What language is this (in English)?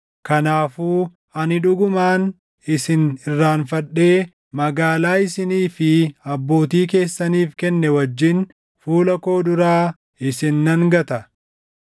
Oromo